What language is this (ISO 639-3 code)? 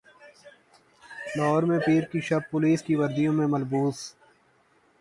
urd